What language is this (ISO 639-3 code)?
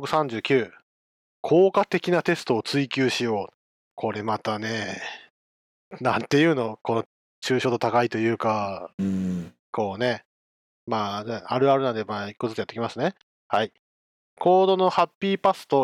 jpn